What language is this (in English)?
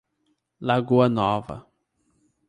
Portuguese